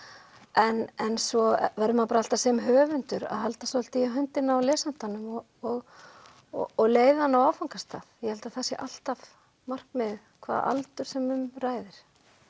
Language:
Icelandic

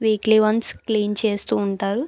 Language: Telugu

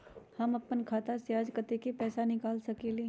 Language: Magahi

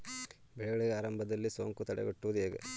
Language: Kannada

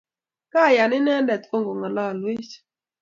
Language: Kalenjin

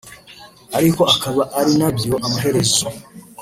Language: Kinyarwanda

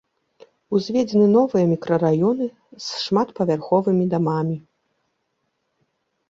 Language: Belarusian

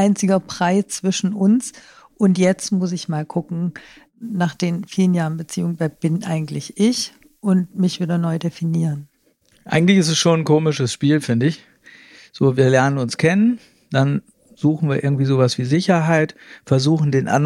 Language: German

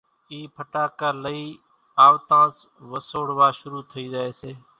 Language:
Kachi Koli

